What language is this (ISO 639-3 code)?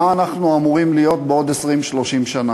heb